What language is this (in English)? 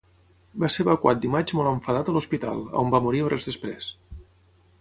Catalan